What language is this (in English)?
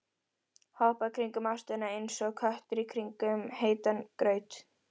Icelandic